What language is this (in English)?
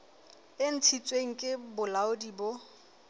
Southern Sotho